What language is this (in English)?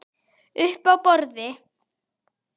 Icelandic